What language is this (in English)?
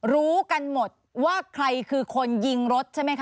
Thai